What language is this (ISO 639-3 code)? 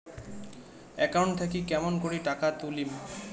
ben